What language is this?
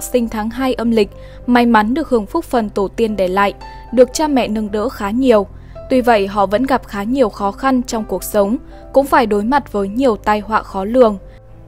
Vietnamese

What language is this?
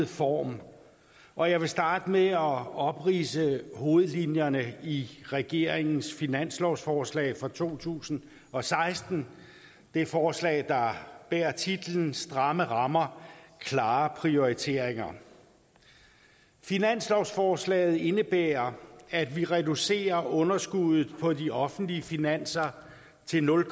Danish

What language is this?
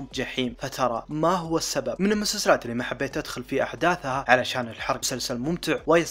Arabic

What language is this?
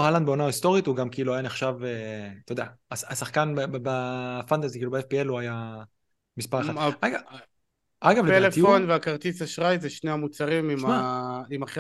Hebrew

